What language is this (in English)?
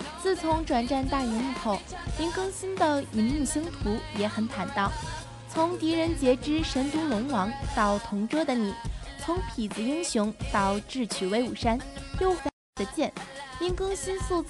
Chinese